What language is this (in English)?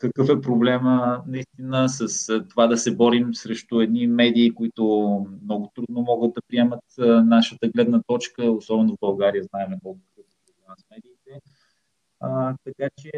Bulgarian